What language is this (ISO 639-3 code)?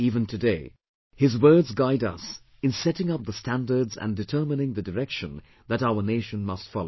eng